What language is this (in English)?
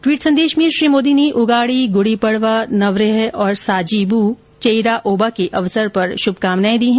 Hindi